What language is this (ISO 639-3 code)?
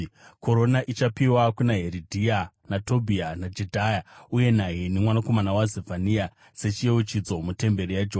sna